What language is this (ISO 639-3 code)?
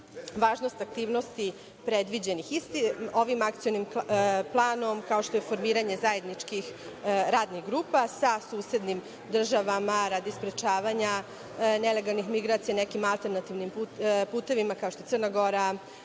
srp